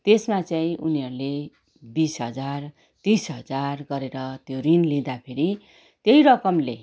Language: Nepali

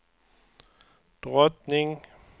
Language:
Swedish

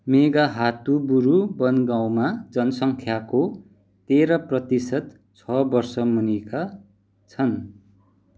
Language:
Nepali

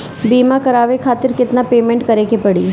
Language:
Bhojpuri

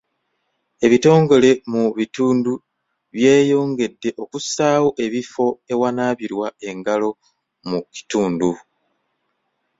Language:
Ganda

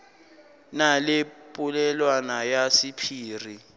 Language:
Northern Sotho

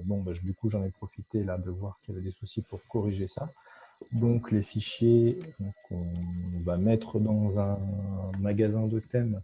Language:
French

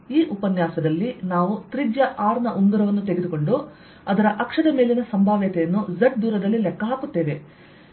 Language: Kannada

